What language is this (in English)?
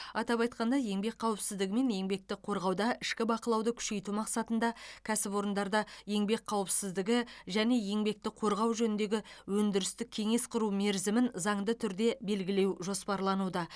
Kazakh